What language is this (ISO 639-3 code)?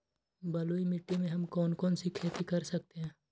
mag